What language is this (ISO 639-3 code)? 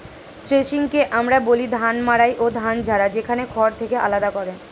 ben